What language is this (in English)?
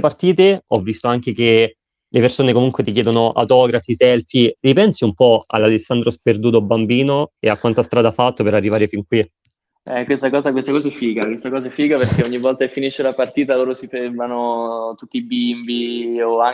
Italian